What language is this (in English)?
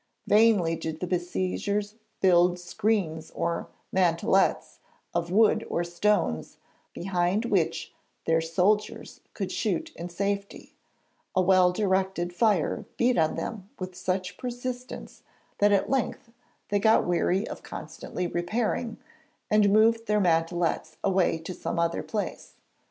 English